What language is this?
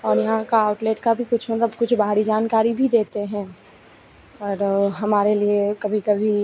Hindi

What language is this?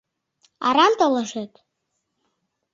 Mari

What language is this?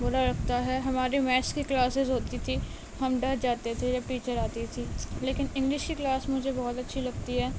Urdu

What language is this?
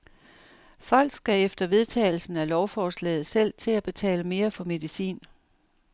Danish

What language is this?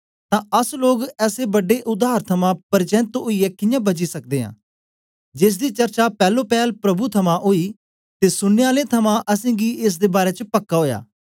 Dogri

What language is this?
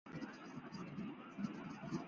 Chinese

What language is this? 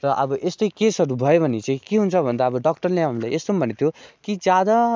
Nepali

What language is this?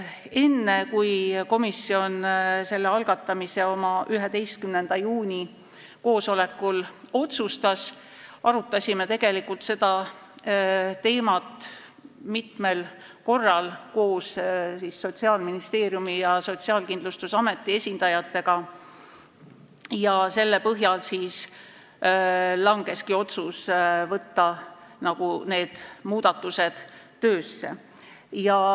Estonian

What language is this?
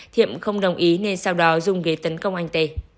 Vietnamese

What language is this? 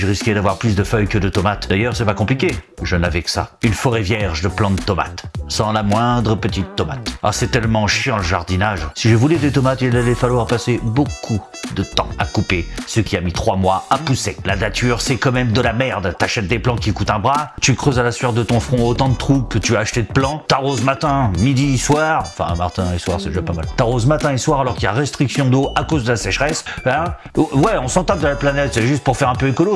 French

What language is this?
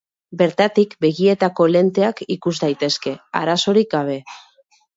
Basque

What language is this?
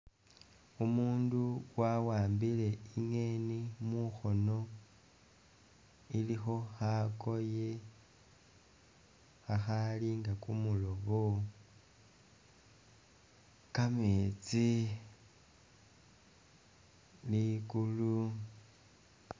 Masaaba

